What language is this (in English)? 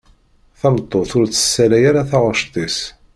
Kabyle